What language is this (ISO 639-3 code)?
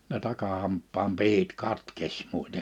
fin